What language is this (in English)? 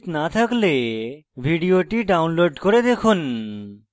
Bangla